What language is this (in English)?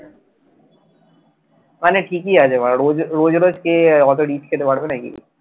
Bangla